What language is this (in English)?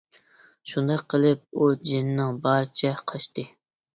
Uyghur